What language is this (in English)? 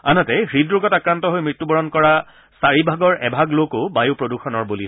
Assamese